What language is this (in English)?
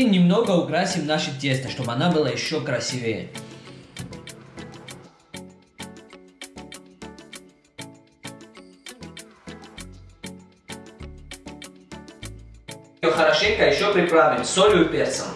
Russian